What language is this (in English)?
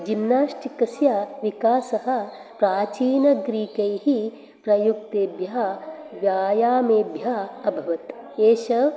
Sanskrit